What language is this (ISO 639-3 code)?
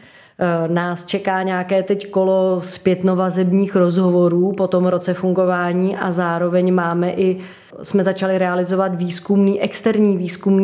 ces